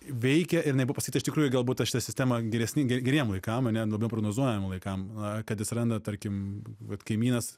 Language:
Lithuanian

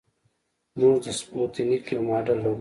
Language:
Pashto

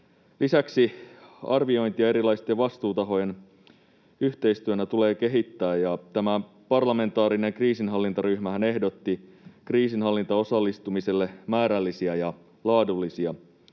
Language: Finnish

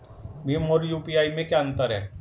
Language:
Hindi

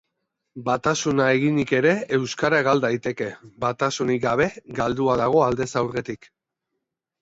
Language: Basque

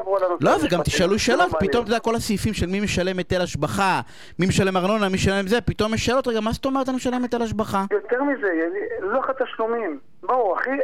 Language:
Hebrew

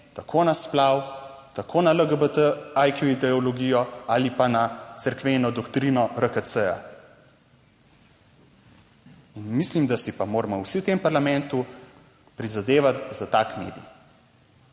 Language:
Slovenian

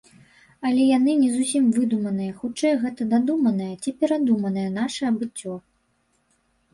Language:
Belarusian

